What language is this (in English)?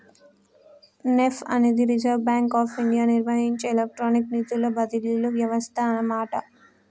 Telugu